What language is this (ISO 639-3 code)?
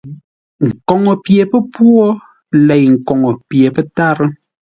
nla